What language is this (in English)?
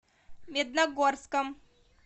Russian